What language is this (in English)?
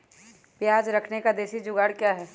Magahi